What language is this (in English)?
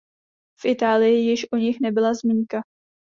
Czech